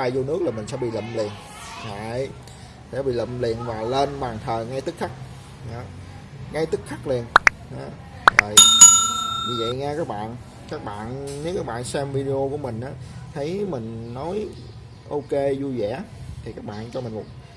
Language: Vietnamese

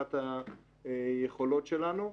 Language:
Hebrew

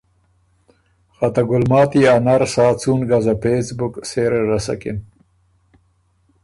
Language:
Ormuri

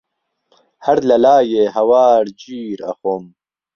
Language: Central Kurdish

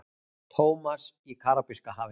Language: Icelandic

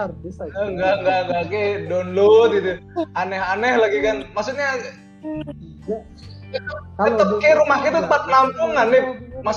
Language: Indonesian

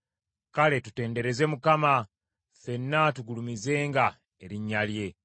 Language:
Ganda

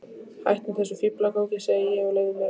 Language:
Icelandic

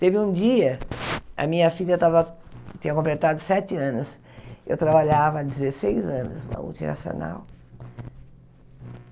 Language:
Portuguese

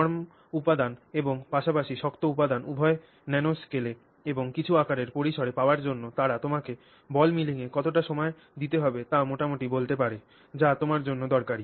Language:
Bangla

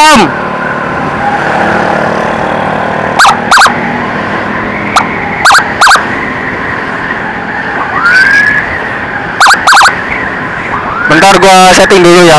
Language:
Indonesian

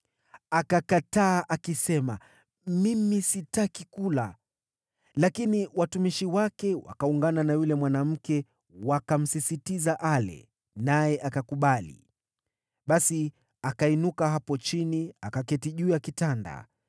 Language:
Swahili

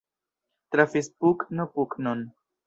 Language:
Esperanto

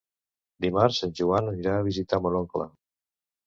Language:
Catalan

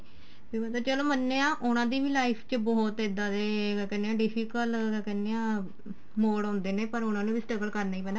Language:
Punjabi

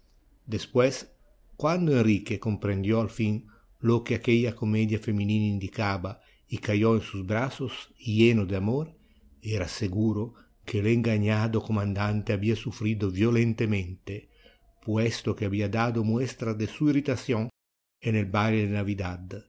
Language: Spanish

